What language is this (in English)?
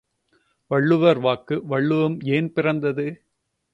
Tamil